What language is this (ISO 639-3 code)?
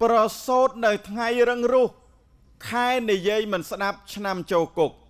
tha